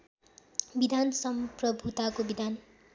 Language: Nepali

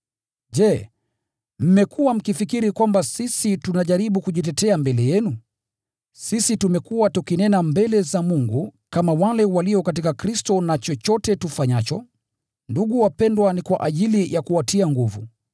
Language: Swahili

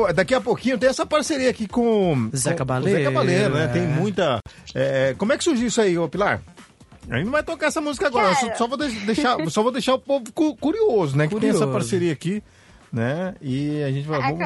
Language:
Portuguese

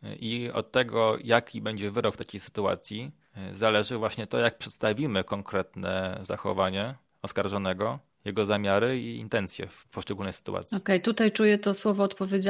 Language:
Polish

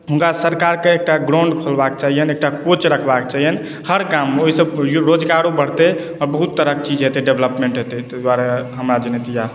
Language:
Maithili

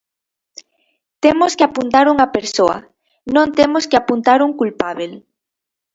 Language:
Galician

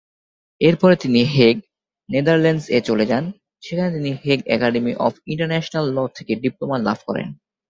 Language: Bangla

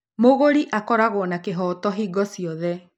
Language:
Kikuyu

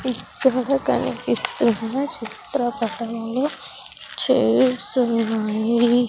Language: Telugu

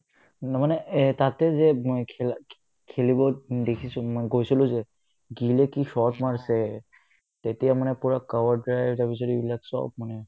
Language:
Assamese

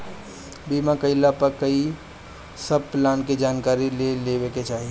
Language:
Bhojpuri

